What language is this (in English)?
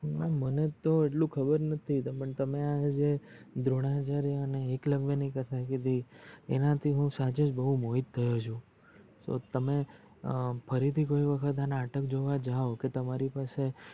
Gujarati